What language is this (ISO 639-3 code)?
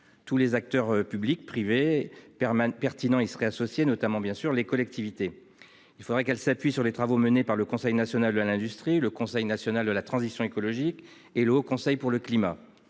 fra